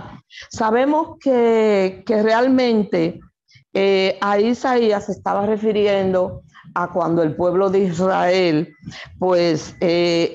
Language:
Spanish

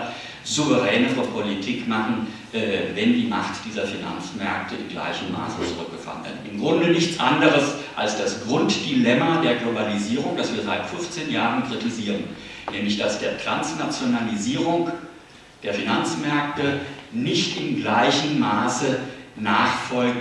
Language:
German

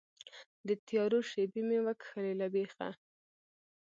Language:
Pashto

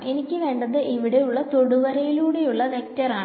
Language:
Malayalam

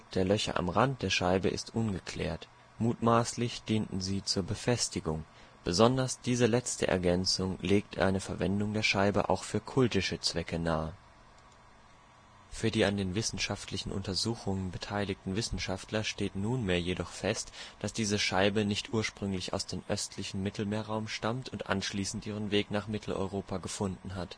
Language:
German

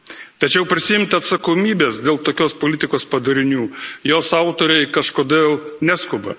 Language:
Lithuanian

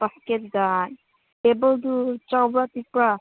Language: Manipuri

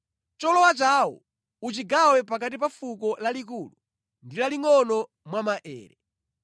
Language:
Nyanja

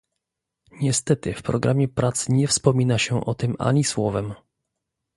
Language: Polish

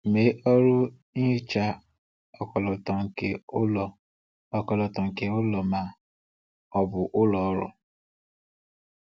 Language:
Igbo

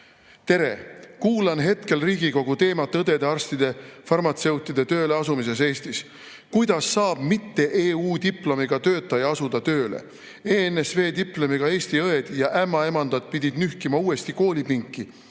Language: Estonian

